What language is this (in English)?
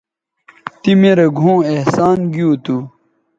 Bateri